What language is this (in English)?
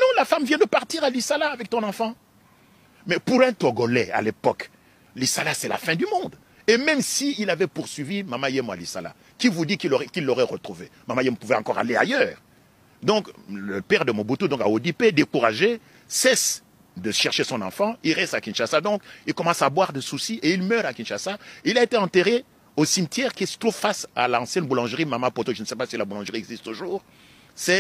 French